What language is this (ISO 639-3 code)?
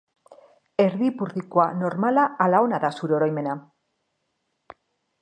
eus